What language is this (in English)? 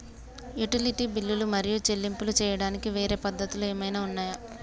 Telugu